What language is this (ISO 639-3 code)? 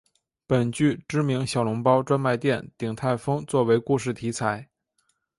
zho